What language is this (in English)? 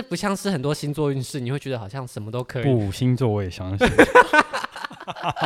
Chinese